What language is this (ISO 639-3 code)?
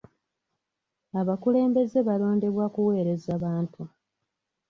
lug